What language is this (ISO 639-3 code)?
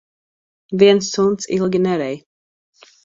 lav